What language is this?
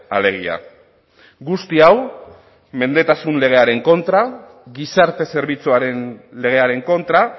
Basque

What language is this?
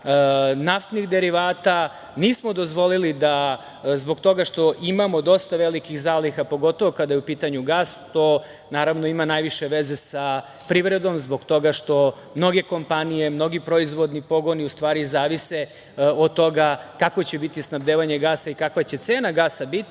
Serbian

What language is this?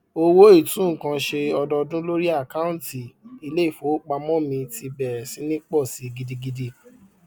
Yoruba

